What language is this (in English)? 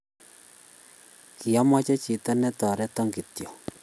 Kalenjin